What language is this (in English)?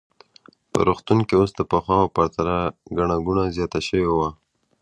Pashto